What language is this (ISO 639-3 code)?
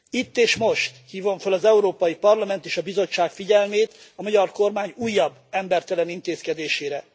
hun